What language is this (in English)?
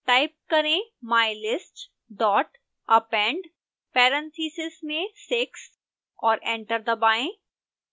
Hindi